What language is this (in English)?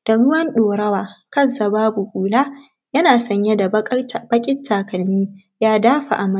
Hausa